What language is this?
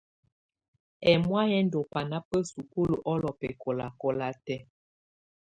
Tunen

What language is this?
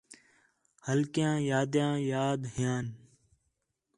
Khetrani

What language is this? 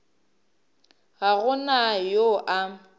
Northern Sotho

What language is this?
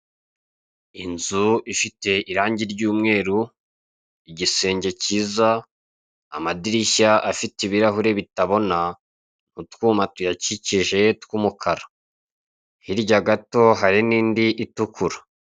Kinyarwanda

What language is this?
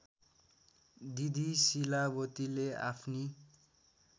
Nepali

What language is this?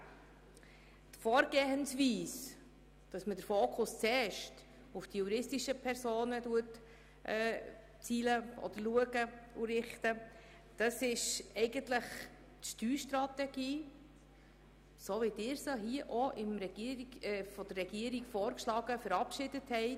Swiss German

